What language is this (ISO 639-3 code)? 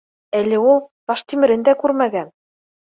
bak